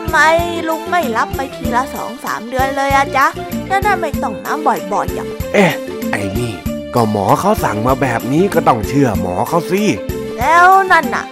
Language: Thai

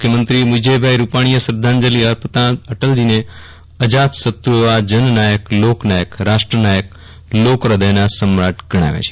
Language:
Gujarati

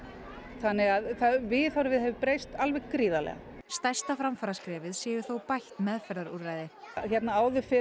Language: Icelandic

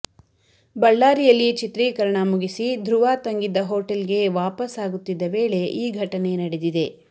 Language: Kannada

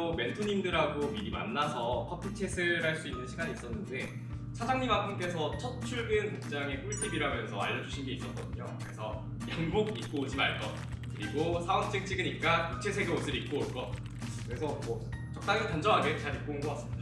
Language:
Korean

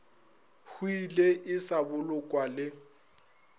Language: Northern Sotho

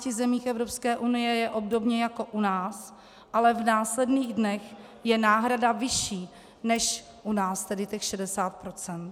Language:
Czech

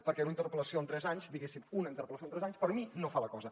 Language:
Catalan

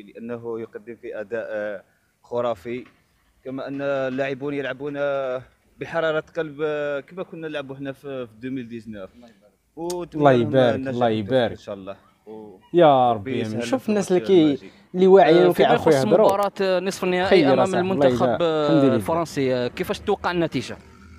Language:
Arabic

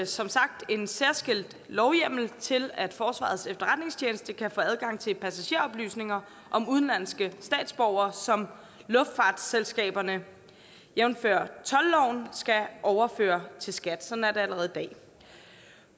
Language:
Danish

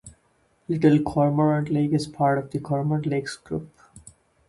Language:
English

